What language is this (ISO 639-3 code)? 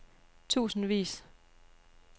dan